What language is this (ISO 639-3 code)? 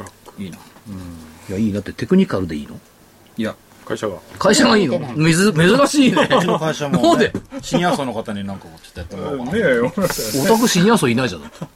jpn